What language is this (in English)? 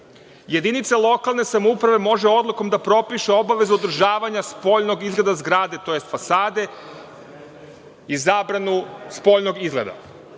Serbian